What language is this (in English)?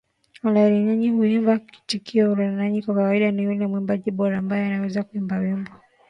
Swahili